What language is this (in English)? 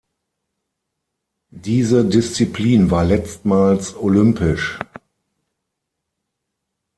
German